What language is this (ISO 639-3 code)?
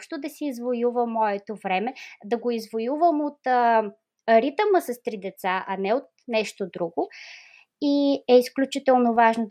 bul